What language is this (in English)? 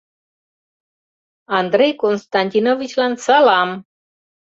Mari